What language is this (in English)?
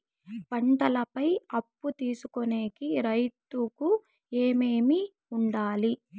Telugu